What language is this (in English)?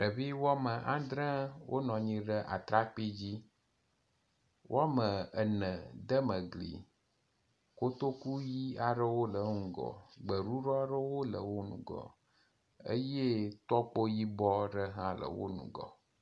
Ewe